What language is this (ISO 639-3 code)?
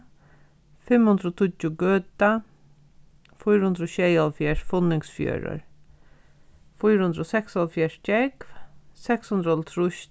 fao